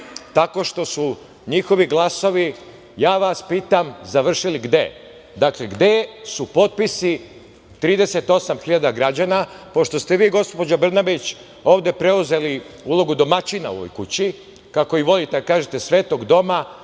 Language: Serbian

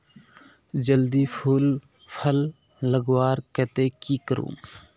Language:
Magahi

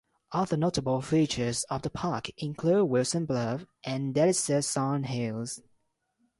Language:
English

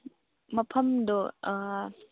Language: Manipuri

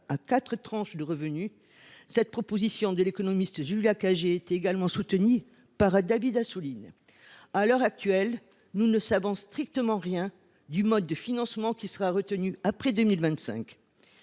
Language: French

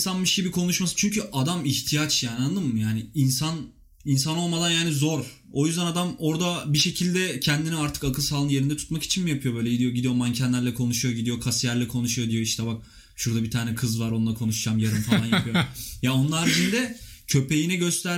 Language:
Turkish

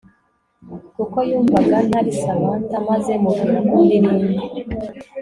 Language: Kinyarwanda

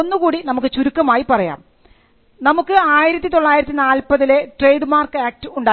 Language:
Malayalam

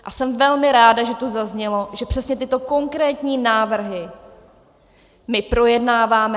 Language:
Czech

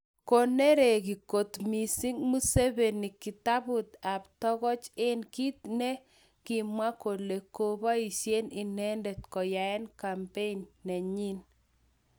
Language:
Kalenjin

